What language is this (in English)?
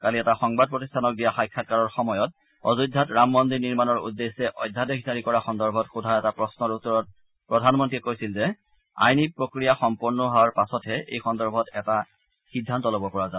Assamese